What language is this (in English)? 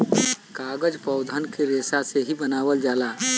Bhojpuri